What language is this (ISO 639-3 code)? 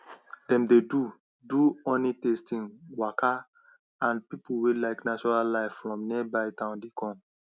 pcm